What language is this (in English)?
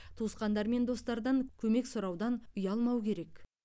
Kazakh